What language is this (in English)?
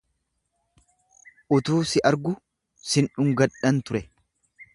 Oromo